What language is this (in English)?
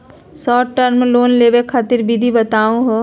Magahi